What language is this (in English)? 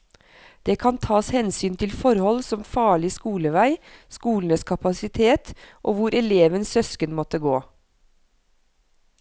Norwegian